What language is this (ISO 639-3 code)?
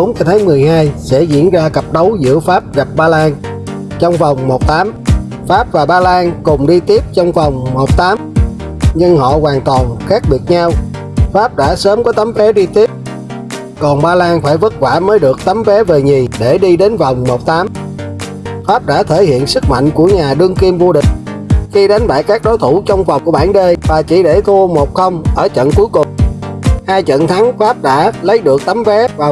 vie